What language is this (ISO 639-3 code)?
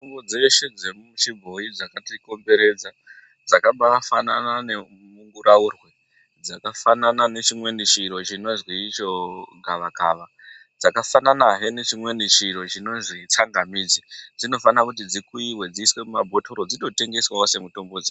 ndc